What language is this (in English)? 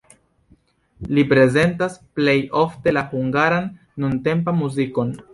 Esperanto